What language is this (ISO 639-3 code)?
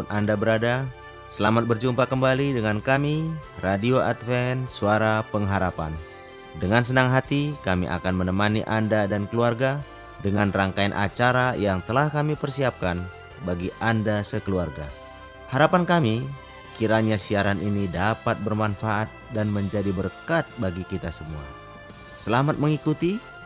ind